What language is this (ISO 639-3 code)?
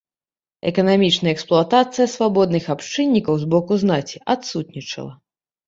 bel